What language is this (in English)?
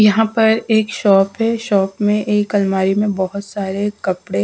Hindi